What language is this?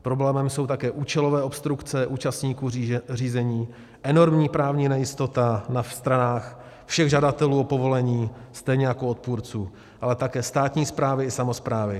Czech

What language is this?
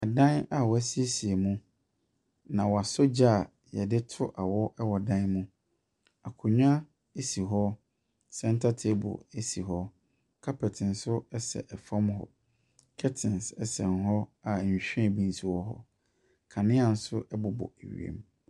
Akan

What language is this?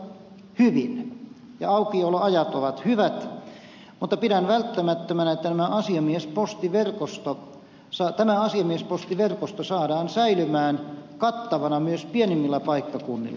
Finnish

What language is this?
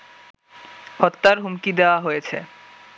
Bangla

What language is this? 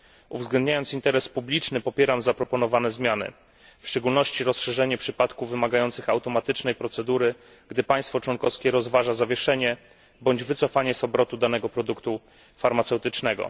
Polish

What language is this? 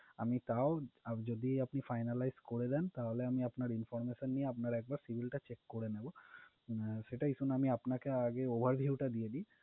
Bangla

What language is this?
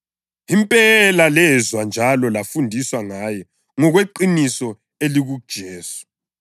North Ndebele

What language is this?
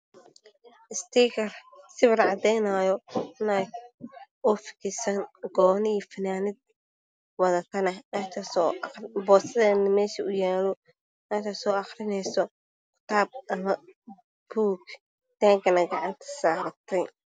Somali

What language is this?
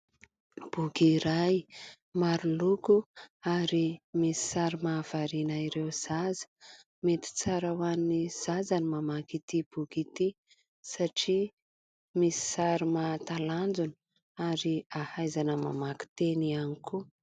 Malagasy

